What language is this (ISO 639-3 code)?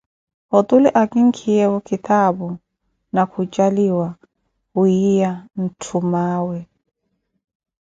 eko